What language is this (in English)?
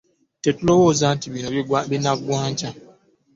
Ganda